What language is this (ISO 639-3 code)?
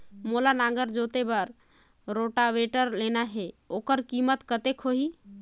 hne